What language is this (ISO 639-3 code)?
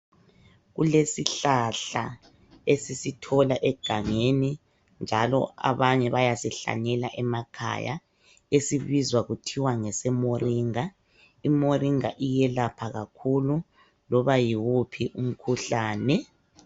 nde